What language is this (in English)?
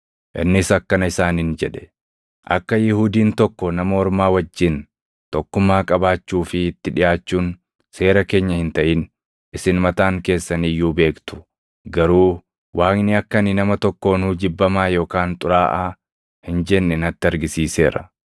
Oromo